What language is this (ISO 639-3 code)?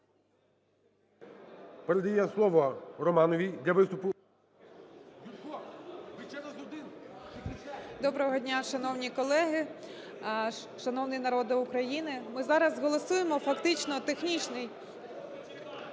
ukr